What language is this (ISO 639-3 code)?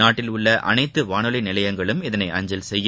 tam